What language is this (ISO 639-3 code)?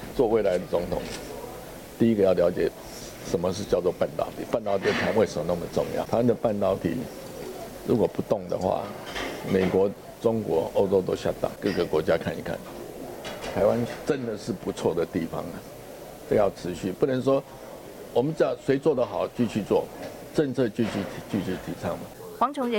zho